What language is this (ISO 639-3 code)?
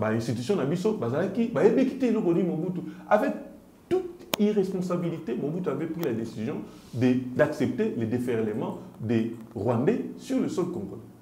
fra